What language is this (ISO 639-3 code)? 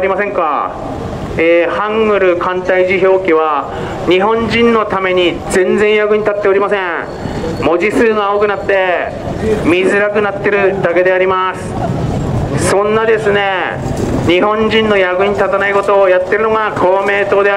jpn